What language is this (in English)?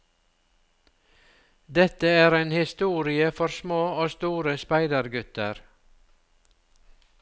Norwegian